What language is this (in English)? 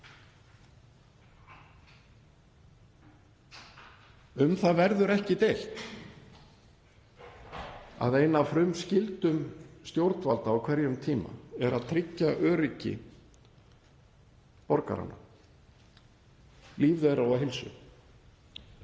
Icelandic